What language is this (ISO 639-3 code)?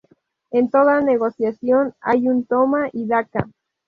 spa